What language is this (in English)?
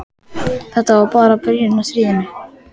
Icelandic